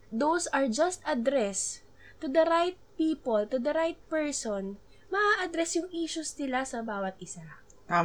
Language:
Filipino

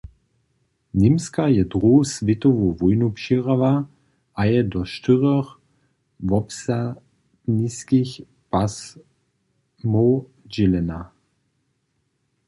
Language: Upper Sorbian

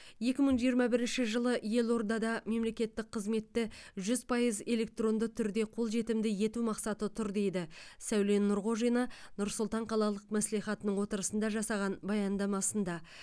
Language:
Kazakh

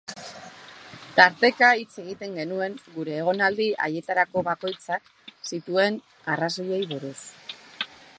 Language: Basque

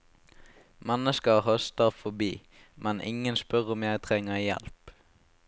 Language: Norwegian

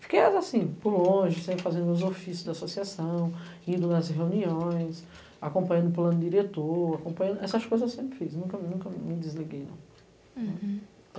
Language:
Portuguese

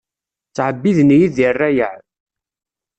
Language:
Kabyle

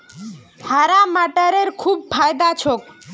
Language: Magahi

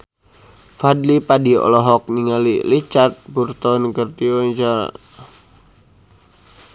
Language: Sundanese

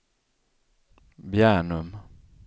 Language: Swedish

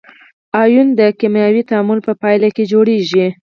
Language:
Pashto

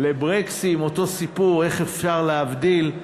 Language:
Hebrew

